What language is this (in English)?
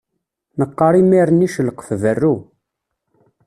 Kabyle